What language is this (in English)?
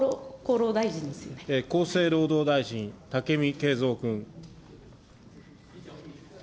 Japanese